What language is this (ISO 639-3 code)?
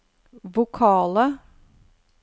nor